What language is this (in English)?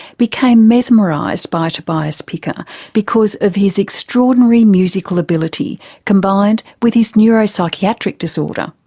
English